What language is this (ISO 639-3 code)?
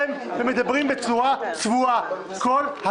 heb